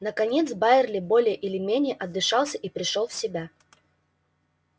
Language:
Russian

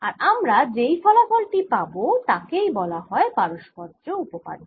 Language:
Bangla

